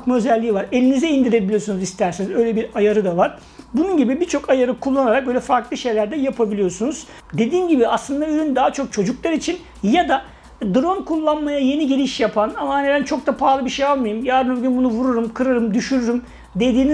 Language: Turkish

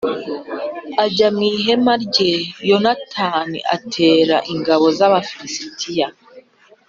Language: Kinyarwanda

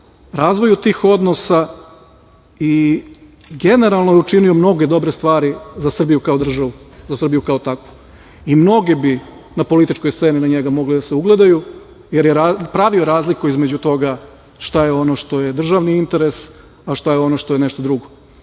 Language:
Serbian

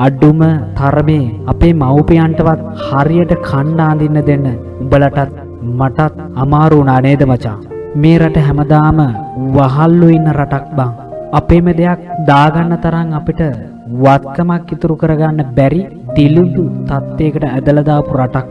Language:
Sinhala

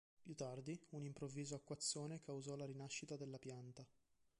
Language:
Italian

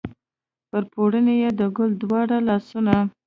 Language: Pashto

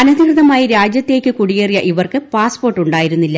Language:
Malayalam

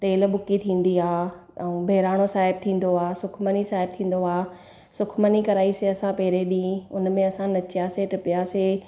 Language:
Sindhi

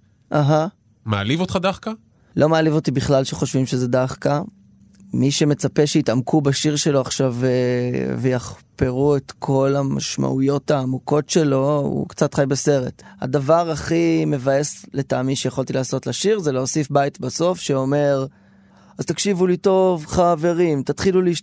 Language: Hebrew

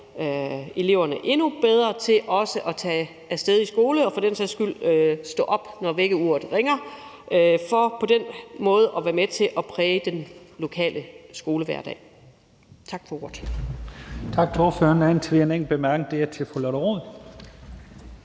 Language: Danish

